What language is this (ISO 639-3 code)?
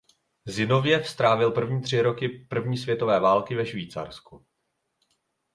ces